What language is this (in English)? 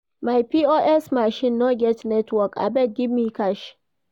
Nigerian Pidgin